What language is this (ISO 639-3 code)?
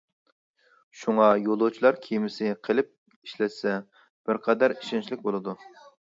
uig